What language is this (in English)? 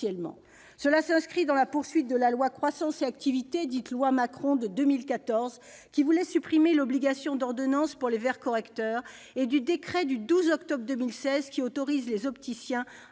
French